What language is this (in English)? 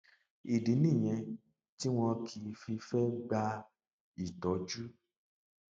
Yoruba